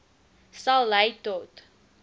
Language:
Afrikaans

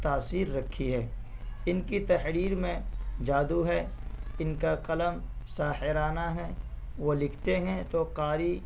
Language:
Urdu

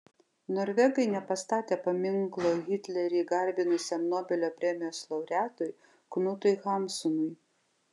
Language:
Lithuanian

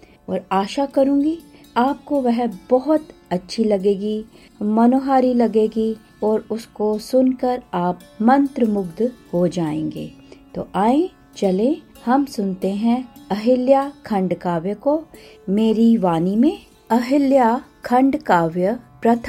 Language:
Hindi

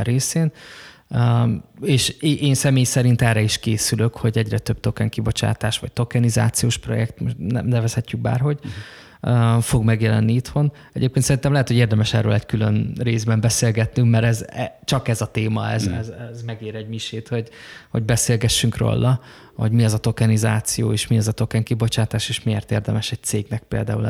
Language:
Hungarian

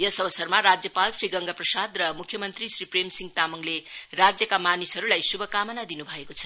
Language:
Nepali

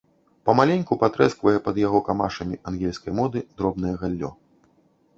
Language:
Belarusian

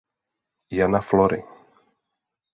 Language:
Czech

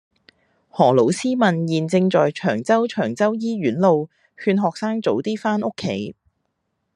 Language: Cantonese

